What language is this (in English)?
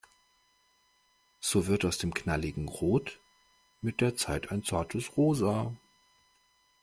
German